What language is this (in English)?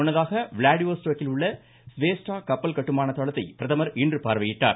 Tamil